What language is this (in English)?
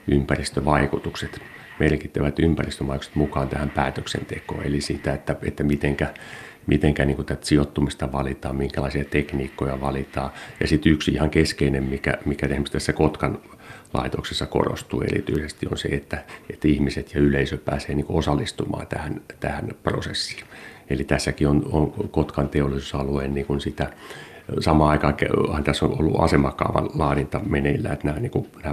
Finnish